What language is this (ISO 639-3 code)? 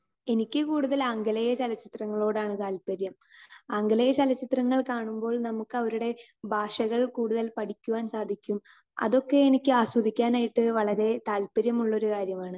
mal